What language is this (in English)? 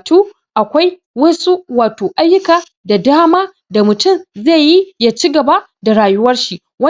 Hausa